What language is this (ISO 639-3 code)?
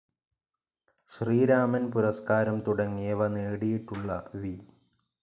mal